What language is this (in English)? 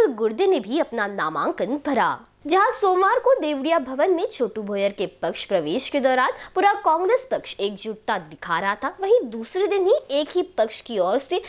Hindi